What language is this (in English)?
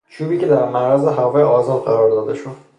Persian